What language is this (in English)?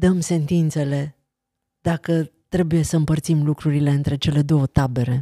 Romanian